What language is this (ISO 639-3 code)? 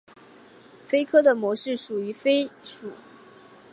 zho